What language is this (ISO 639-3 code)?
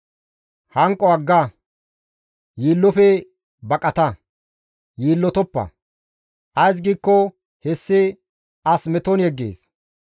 gmv